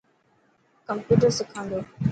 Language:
Dhatki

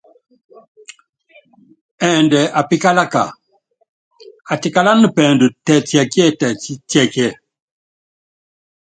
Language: Yangben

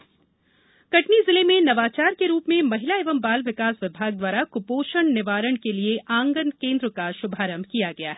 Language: Hindi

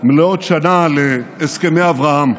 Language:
Hebrew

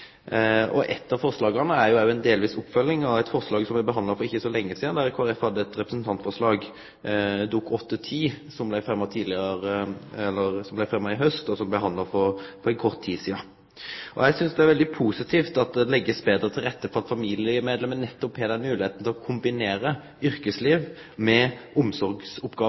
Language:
Norwegian Nynorsk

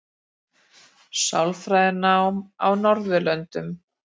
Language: Icelandic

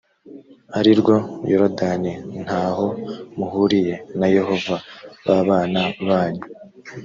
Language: Kinyarwanda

